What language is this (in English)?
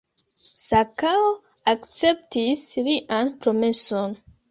Esperanto